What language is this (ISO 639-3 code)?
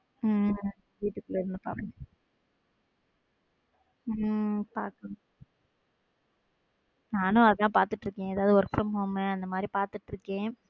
tam